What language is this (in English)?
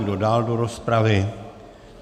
Czech